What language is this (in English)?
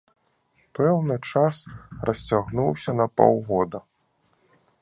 Belarusian